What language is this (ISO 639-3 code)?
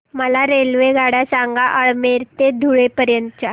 mar